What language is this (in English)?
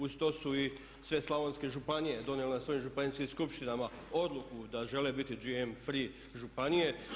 Croatian